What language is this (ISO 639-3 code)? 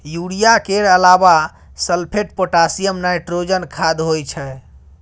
mai